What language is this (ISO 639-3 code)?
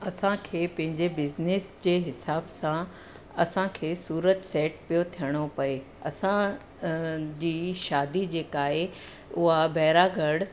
snd